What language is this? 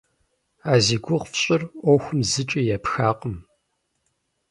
Kabardian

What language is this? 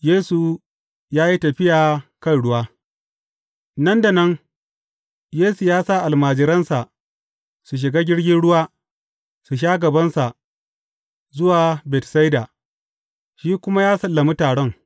Hausa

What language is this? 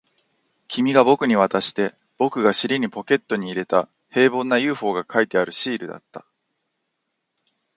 Japanese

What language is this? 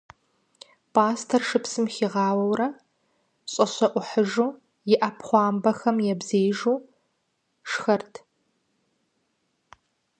Kabardian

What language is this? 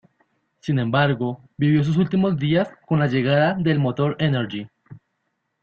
Spanish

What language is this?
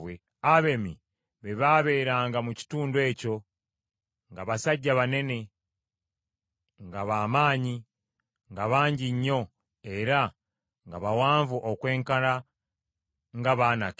Ganda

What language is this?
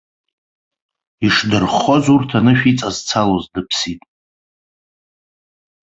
Abkhazian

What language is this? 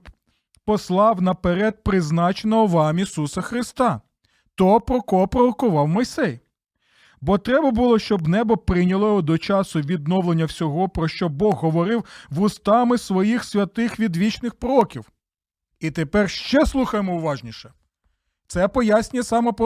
Ukrainian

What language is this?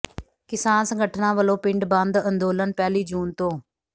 Punjabi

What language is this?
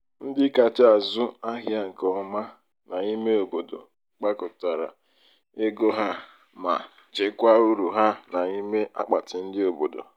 Igbo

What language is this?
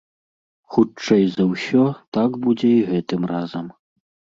Belarusian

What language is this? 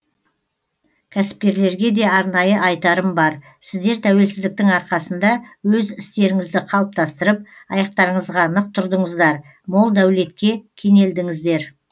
Kazakh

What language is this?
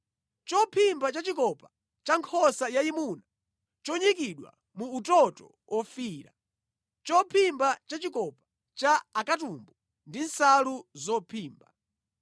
Nyanja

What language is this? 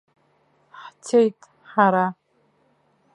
Abkhazian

